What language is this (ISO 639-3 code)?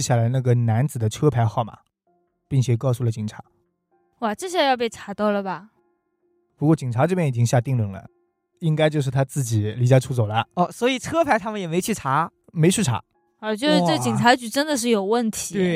zho